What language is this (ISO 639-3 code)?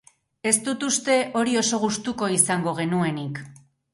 eus